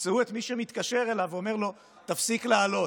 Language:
Hebrew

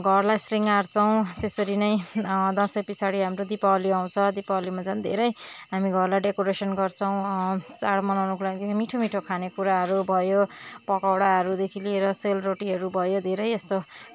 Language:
Nepali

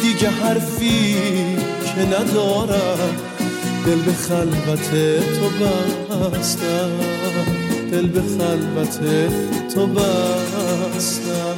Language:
Persian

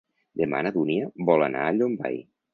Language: Catalan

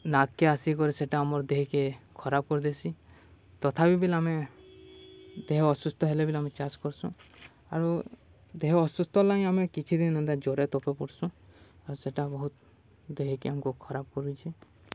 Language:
Odia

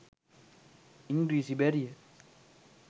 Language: Sinhala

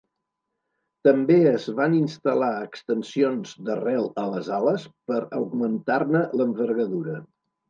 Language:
Catalan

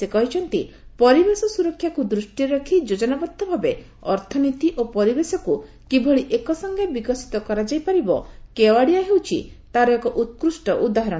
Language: Odia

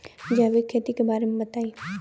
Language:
Bhojpuri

